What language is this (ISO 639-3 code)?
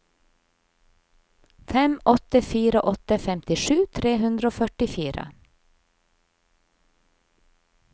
nor